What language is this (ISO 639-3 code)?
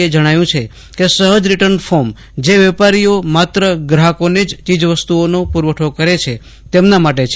guj